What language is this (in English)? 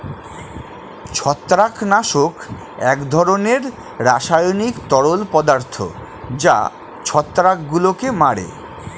Bangla